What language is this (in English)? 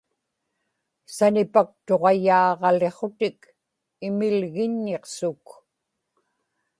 Inupiaq